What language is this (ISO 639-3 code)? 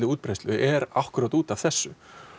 isl